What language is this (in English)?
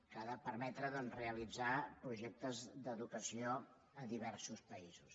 Catalan